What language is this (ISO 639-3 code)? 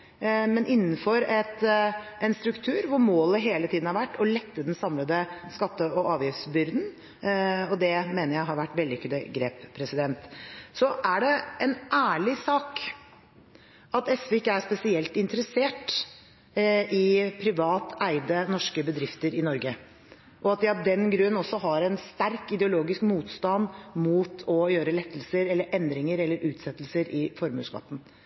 nob